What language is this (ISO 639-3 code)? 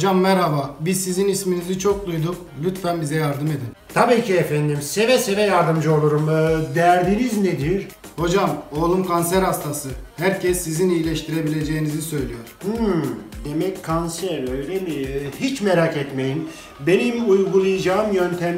tur